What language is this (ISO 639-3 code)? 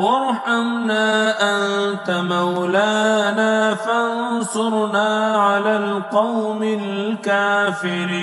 ara